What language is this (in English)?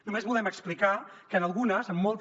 Catalan